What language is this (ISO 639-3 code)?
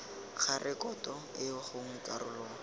tsn